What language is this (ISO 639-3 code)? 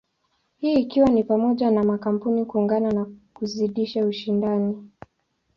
swa